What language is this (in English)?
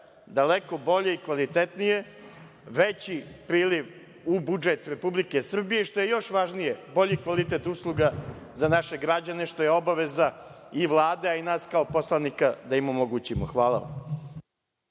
Serbian